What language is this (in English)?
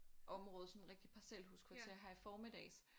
Danish